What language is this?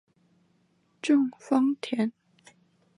Chinese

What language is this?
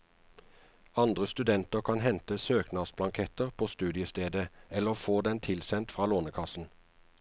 Norwegian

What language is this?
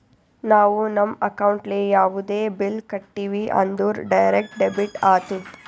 Kannada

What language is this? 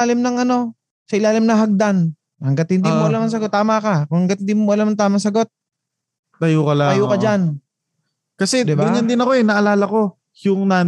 Filipino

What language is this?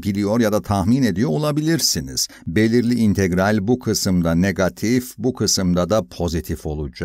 Turkish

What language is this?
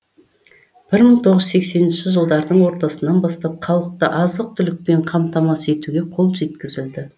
Kazakh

